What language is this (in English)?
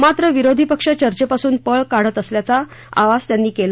Marathi